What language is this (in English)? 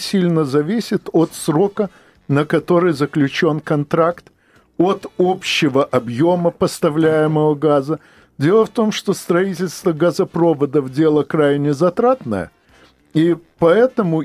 Russian